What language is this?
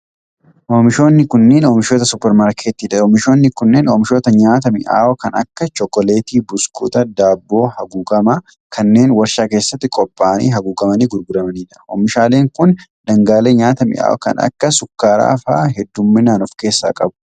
Oromo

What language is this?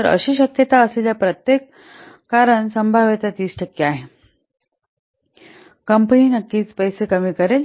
Marathi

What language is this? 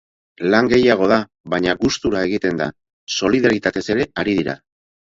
Basque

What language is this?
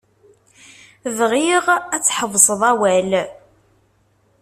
Kabyle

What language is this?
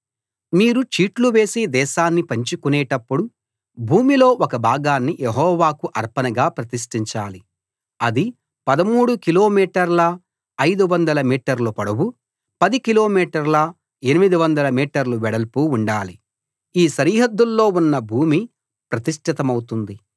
Telugu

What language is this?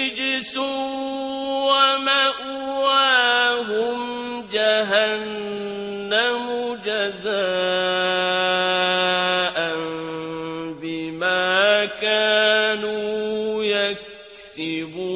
Arabic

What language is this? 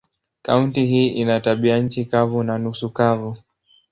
Swahili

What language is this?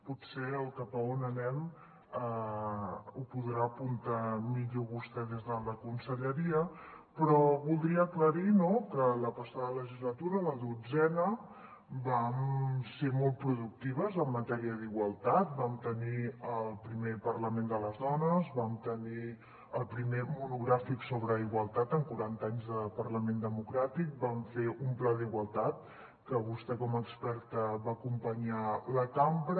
Catalan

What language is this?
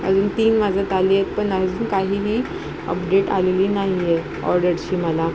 Marathi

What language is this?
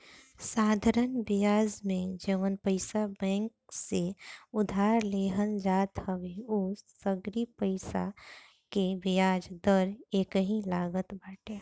Bhojpuri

